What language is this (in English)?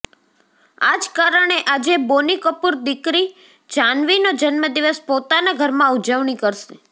Gujarati